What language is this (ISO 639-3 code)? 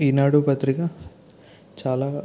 tel